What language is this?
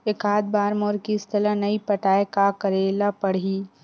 Chhattisgarhi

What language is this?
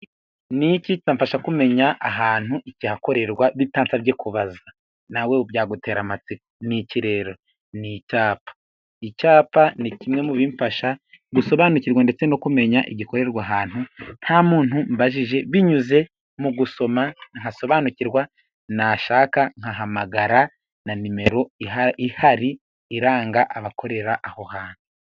Kinyarwanda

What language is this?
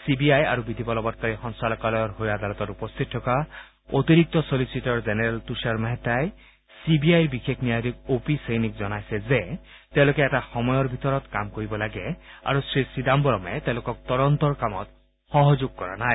Assamese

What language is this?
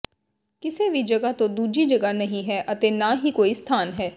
Punjabi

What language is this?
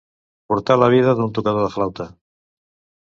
Catalan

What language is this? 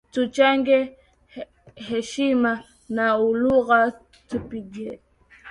Swahili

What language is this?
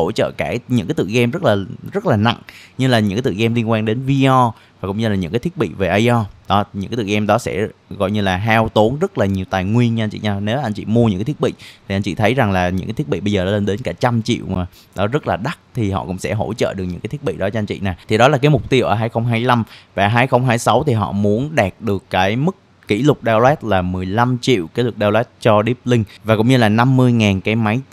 Vietnamese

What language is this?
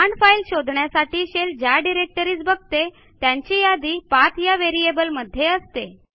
Marathi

